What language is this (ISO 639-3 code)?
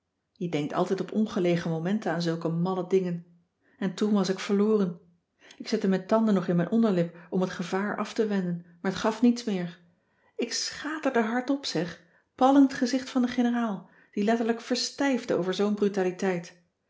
nld